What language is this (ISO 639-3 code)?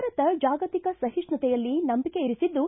kan